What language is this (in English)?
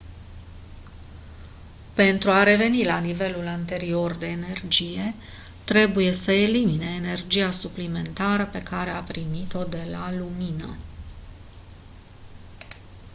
Romanian